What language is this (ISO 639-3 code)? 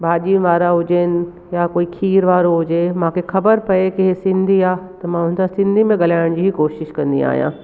snd